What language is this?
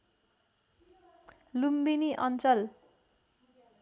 Nepali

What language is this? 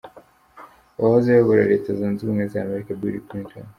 Kinyarwanda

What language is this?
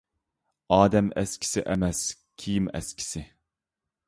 Uyghur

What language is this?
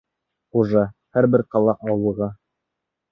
Bashkir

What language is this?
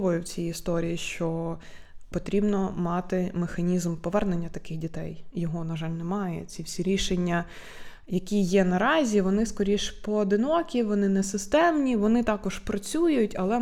Ukrainian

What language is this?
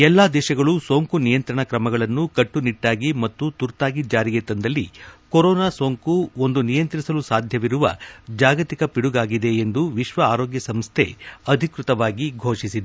Kannada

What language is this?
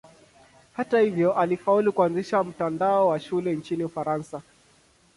Swahili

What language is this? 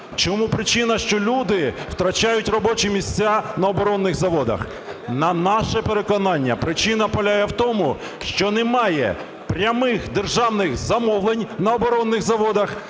Ukrainian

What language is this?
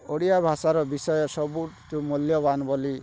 Odia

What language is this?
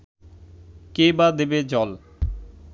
Bangla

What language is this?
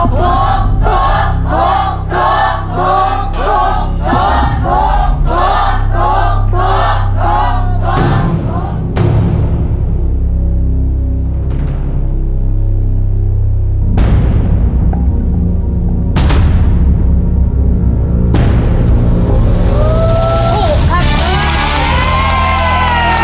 Thai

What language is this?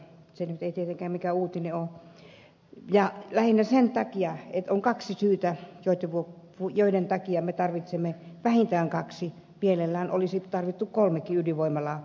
Finnish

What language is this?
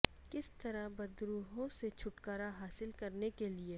Urdu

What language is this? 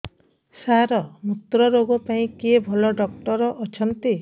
Odia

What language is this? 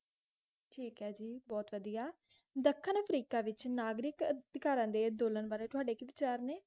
Punjabi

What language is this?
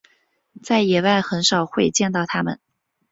Chinese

